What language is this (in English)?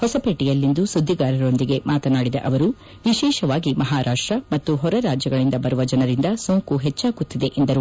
Kannada